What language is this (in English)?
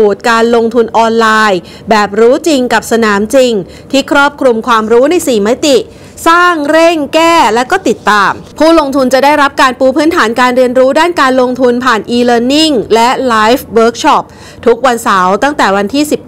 Thai